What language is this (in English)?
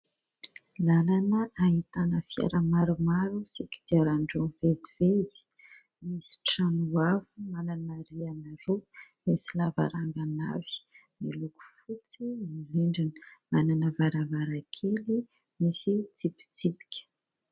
Malagasy